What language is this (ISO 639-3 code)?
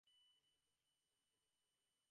ben